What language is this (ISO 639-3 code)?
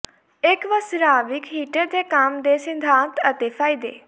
pan